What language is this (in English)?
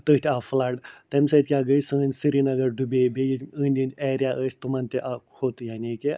Kashmiri